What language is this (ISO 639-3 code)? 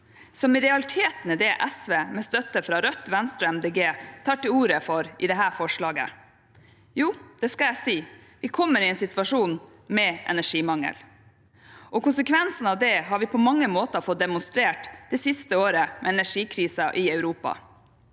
nor